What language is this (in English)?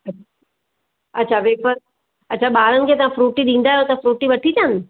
Sindhi